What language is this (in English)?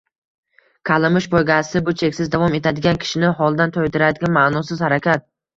Uzbek